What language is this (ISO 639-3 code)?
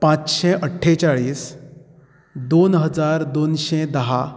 kok